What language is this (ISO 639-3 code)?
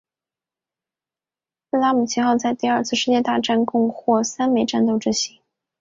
zho